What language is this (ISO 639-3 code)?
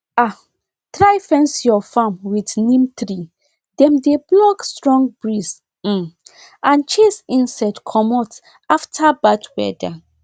pcm